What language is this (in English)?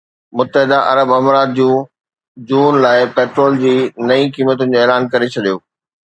Sindhi